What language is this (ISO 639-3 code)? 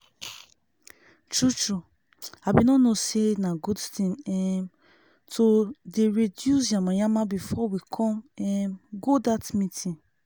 pcm